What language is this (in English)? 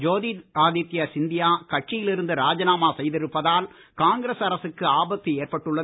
Tamil